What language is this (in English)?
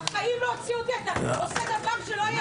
Hebrew